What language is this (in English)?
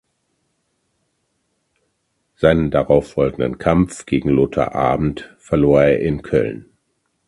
German